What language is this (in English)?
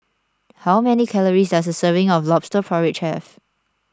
English